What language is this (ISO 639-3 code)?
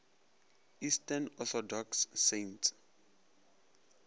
nso